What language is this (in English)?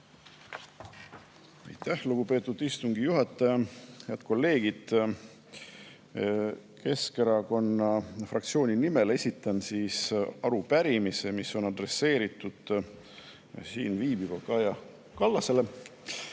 Estonian